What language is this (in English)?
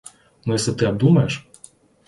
Russian